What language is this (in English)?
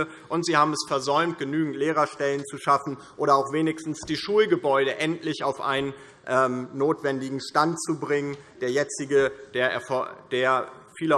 German